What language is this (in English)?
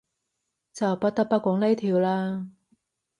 Cantonese